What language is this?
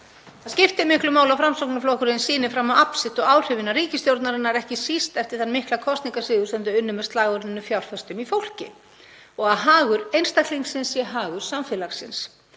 Icelandic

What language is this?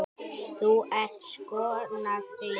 Icelandic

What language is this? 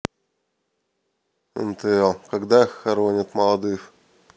Russian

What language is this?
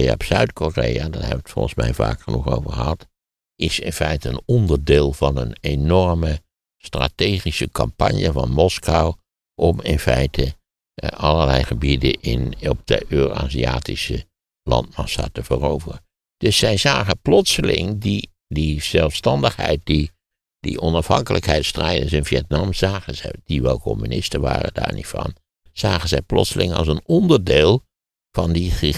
Dutch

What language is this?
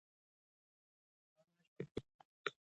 Pashto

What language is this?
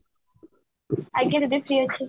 Odia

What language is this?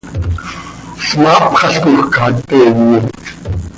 Seri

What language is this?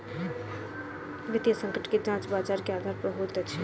Maithili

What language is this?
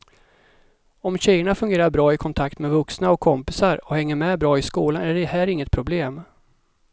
Swedish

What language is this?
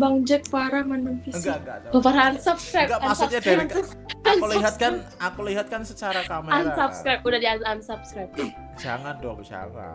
Indonesian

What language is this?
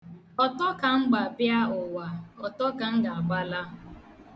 Igbo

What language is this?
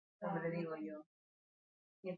Basque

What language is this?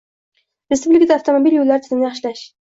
Uzbek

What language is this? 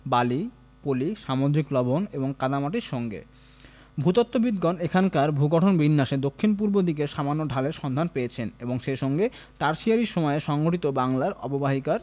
Bangla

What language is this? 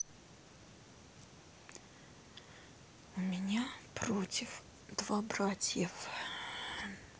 Russian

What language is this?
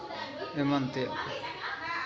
Santali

